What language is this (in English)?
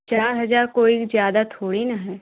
Hindi